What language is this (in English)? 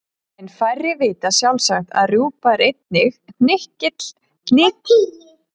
Icelandic